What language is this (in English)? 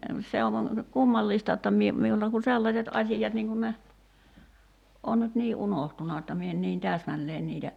Finnish